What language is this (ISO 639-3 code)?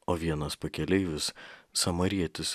lit